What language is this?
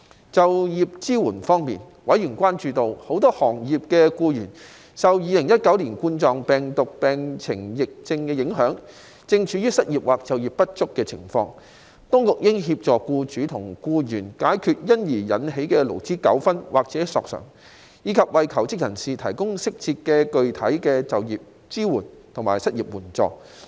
Cantonese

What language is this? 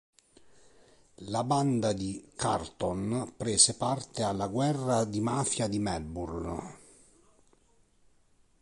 Italian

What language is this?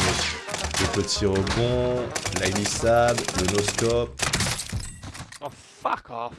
French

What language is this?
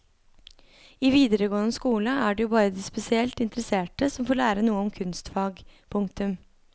Norwegian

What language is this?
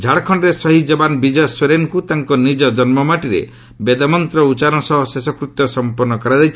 Odia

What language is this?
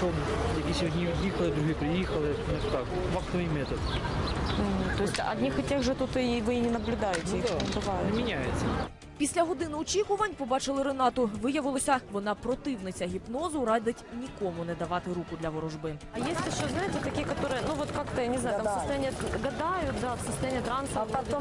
Russian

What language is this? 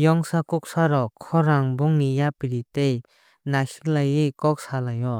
Kok Borok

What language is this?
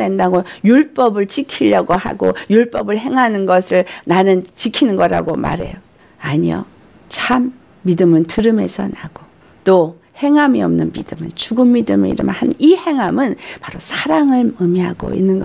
Korean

